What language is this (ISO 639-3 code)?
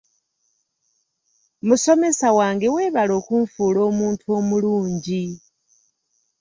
lug